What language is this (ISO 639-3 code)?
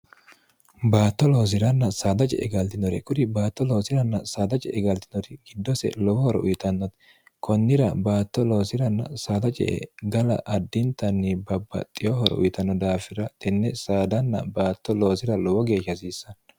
sid